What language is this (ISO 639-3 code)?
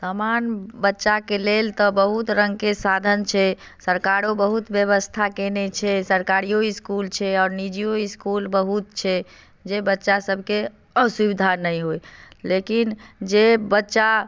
mai